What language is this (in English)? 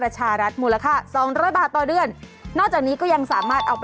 Thai